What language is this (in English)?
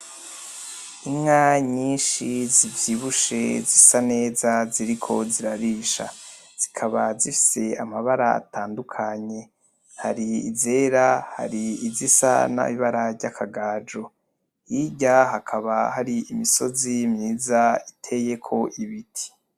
Rundi